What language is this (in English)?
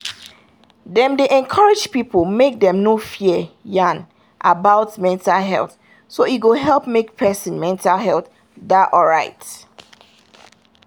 Nigerian Pidgin